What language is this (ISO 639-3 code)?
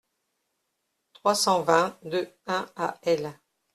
fra